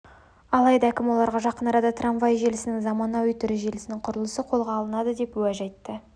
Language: Kazakh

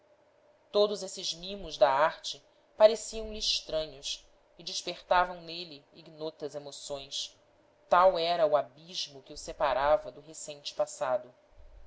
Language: Portuguese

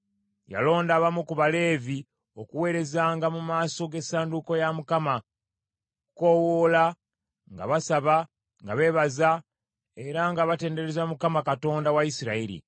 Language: Ganda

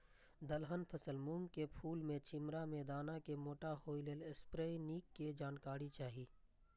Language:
Maithili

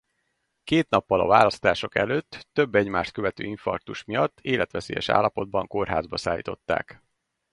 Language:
Hungarian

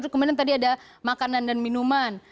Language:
Indonesian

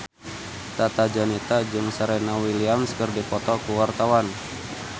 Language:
Sundanese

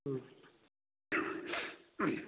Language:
Manipuri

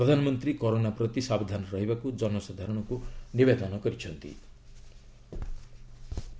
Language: Odia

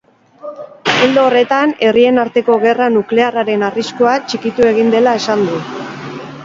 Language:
Basque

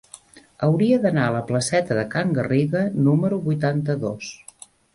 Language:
Catalan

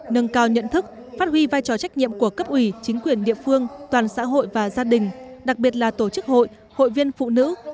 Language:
Vietnamese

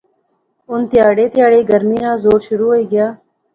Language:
Pahari-Potwari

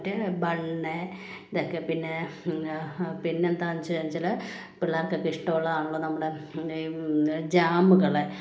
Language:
Malayalam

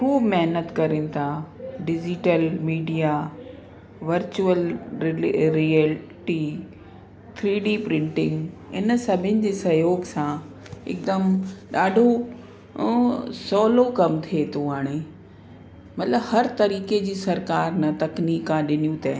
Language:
Sindhi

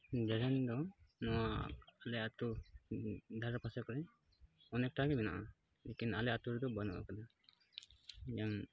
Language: Santali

